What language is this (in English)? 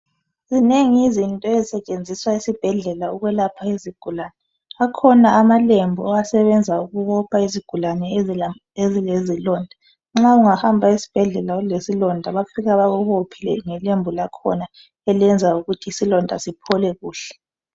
North Ndebele